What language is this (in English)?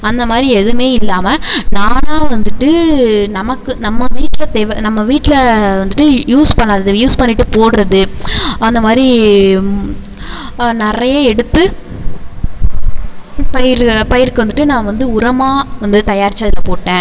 Tamil